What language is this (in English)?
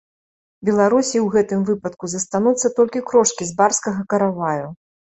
Belarusian